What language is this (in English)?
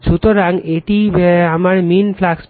Bangla